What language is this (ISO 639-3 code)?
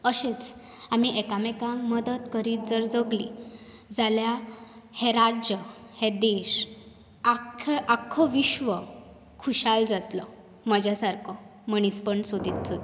kok